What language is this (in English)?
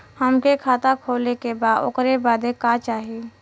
Bhojpuri